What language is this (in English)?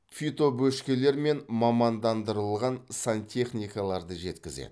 Kazakh